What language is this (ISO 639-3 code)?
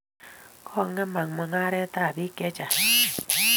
kln